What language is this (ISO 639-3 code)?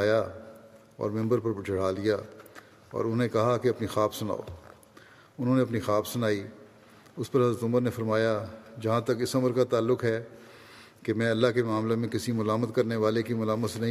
urd